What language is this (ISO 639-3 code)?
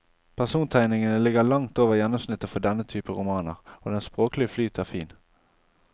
nor